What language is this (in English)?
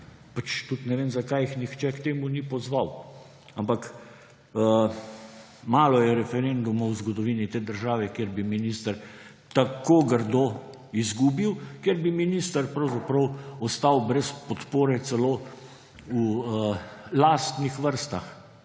Slovenian